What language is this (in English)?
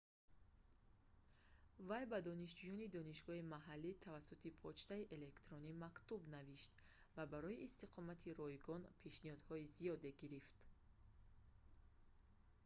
Tajik